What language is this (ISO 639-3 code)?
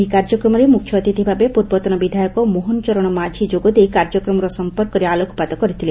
ori